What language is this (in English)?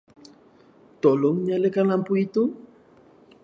Malay